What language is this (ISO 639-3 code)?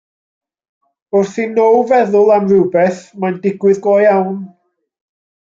cym